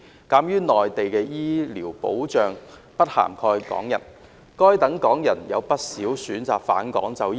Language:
Cantonese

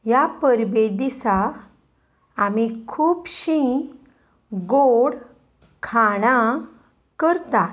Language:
Konkani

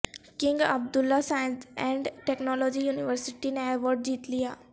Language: Urdu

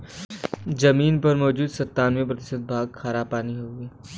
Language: Bhojpuri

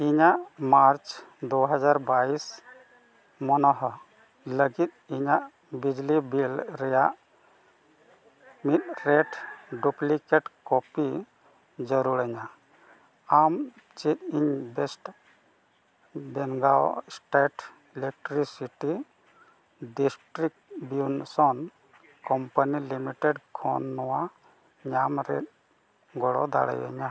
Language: Santali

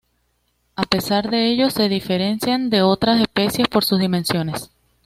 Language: Spanish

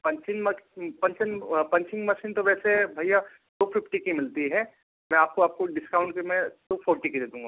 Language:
Hindi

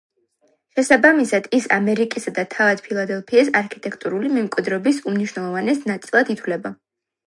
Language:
Georgian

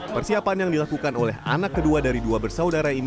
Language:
Indonesian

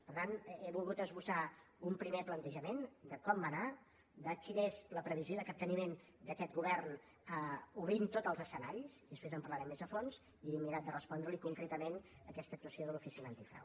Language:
Catalan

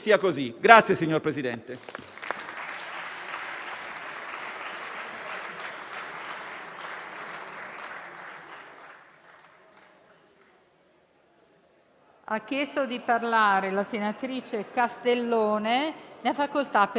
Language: Italian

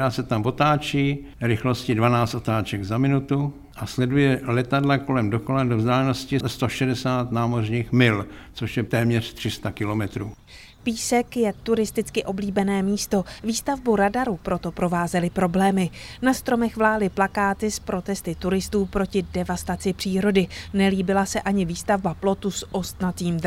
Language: Czech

